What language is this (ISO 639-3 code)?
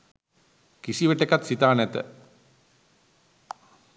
sin